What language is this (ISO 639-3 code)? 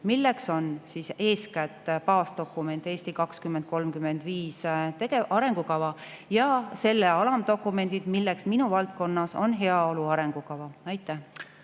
est